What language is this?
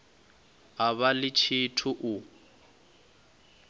Venda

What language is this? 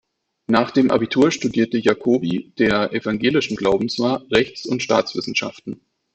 German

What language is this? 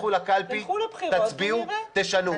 Hebrew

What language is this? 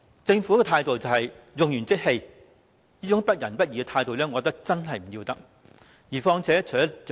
Cantonese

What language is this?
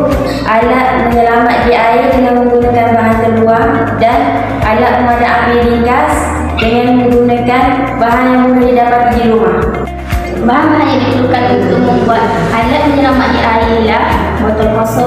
Malay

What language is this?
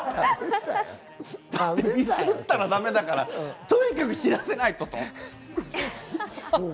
Japanese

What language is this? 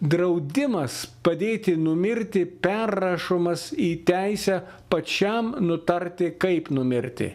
Lithuanian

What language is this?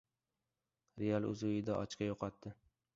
Uzbek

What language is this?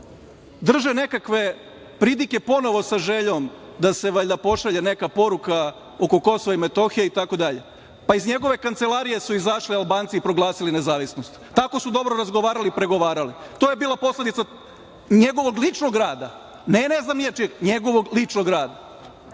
Serbian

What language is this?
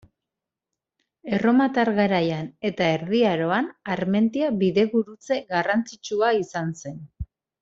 Basque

